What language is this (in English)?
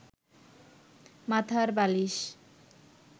Bangla